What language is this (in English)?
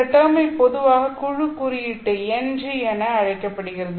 Tamil